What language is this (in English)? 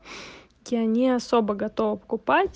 Russian